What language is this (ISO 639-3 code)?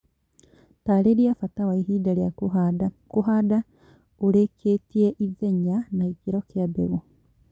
kik